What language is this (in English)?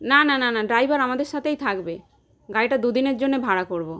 Bangla